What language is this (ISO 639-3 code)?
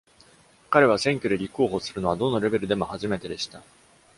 jpn